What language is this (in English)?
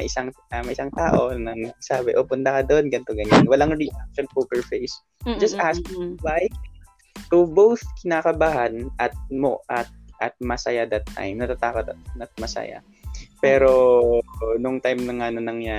Filipino